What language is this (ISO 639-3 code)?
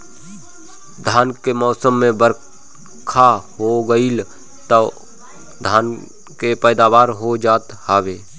bho